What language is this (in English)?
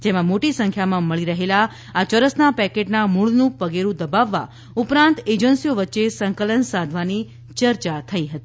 Gujarati